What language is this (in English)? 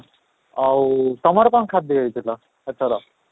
Odia